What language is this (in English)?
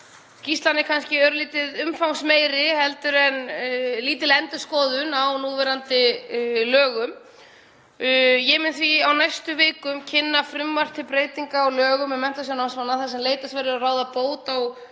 Icelandic